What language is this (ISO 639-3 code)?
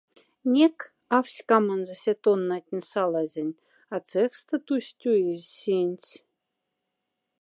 mdf